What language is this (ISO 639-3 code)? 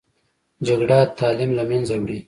pus